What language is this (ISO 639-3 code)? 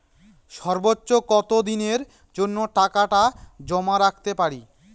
ben